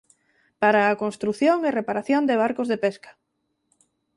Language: Galician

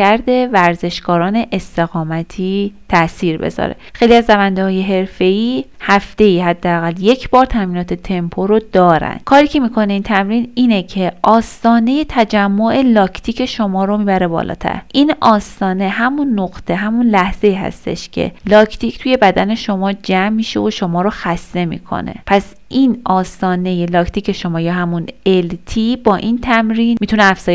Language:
Persian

